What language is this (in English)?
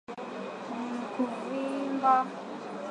Swahili